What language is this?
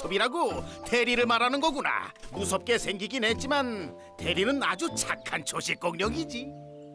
Korean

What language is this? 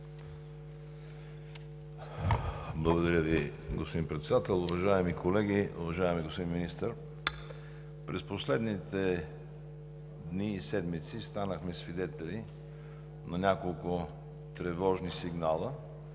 Bulgarian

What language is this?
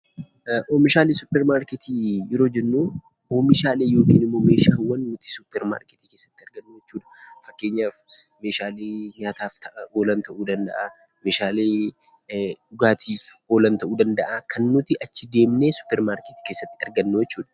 Oromo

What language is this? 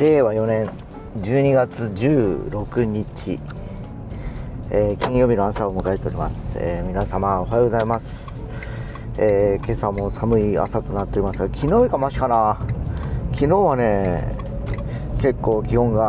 Japanese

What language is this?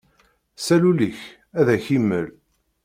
Kabyle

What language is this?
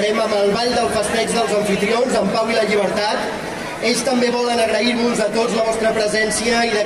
Arabic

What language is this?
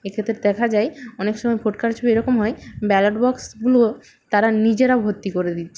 Bangla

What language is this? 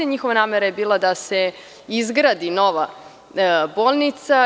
Serbian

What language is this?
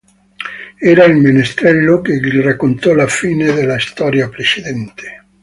Italian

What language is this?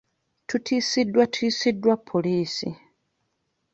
Ganda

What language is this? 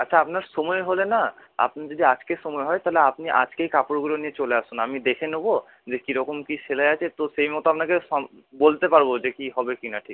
Bangla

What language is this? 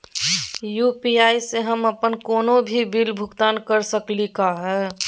Magahi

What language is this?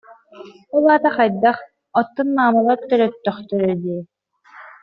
Yakut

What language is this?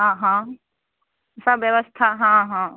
Maithili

